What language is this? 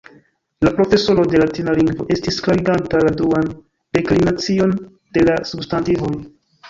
Esperanto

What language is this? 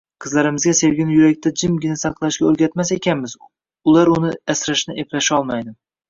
Uzbek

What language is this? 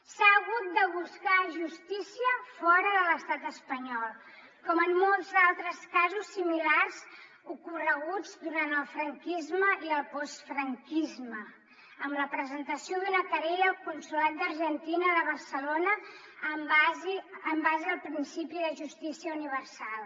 Catalan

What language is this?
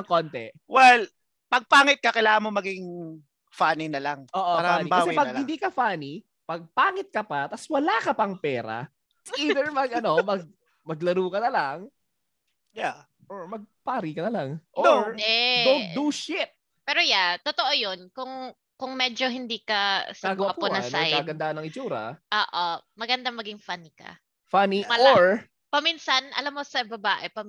Filipino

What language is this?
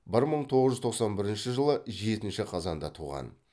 Kazakh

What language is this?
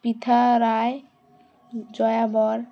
Bangla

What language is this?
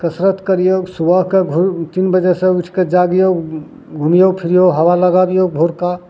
Maithili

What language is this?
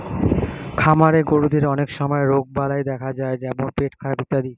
Bangla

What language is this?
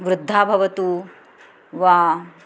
Sanskrit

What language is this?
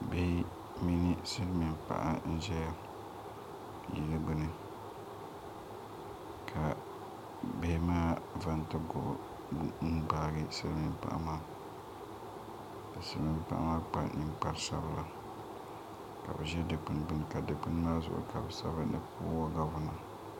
Dagbani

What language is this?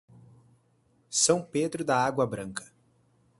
Portuguese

